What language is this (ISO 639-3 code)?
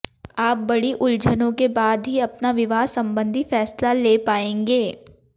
hin